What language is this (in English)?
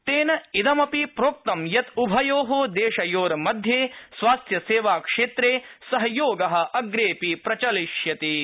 Sanskrit